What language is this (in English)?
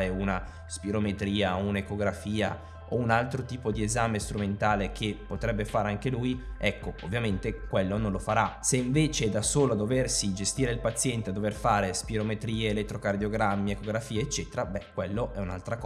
Italian